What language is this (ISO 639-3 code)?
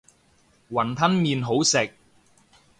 yue